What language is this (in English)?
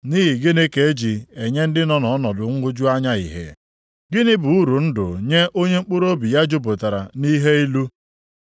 Igbo